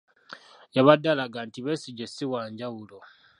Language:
Ganda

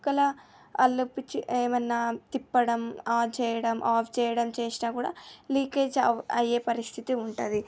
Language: Telugu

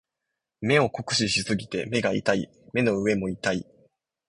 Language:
Japanese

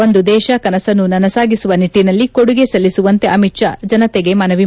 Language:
Kannada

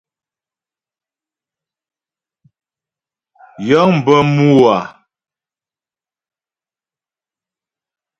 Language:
Ghomala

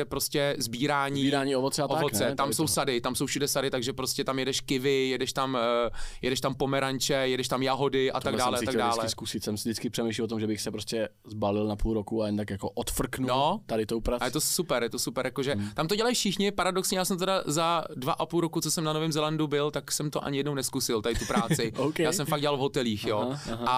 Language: Czech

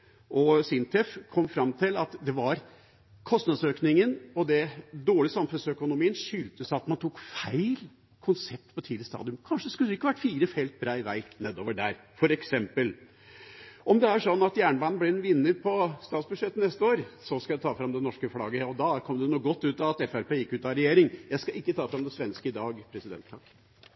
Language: Norwegian Bokmål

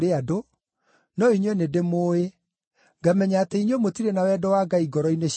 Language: Kikuyu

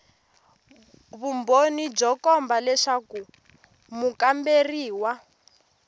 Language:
Tsonga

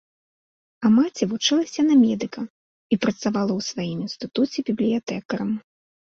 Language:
Belarusian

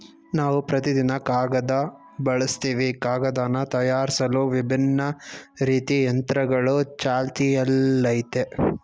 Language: Kannada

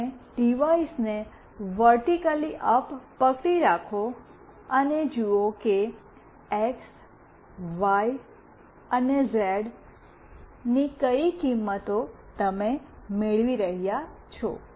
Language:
Gujarati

